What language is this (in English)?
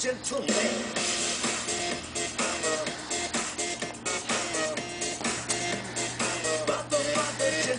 Czech